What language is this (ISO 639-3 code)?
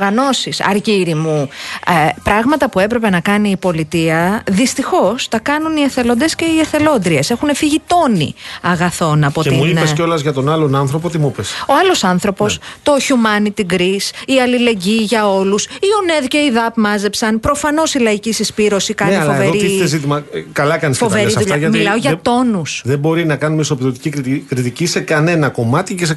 ell